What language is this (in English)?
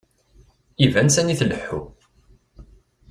Kabyle